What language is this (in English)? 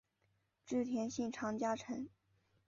Chinese